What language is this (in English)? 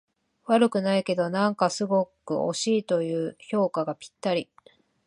Japanese